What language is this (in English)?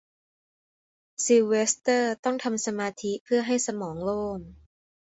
Thai